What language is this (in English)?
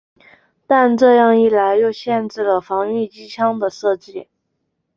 Chinese